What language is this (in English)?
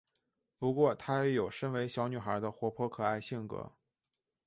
Chinese